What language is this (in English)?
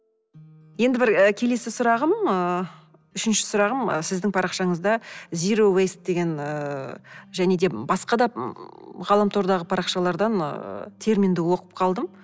Kazakh